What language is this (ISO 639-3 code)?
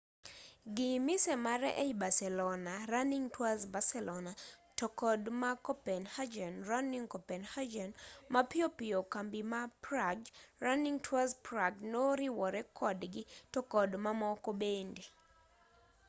luo